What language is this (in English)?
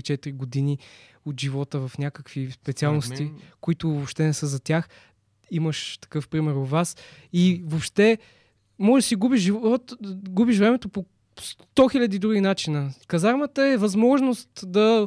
Bulgarian